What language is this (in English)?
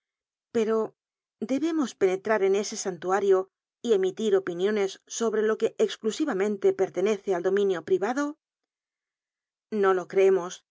Spanish